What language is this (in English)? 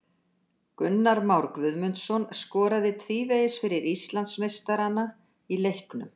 Icelandic